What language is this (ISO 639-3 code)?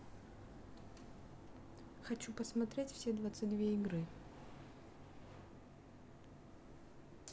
rus